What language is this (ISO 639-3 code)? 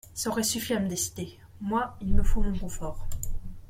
fra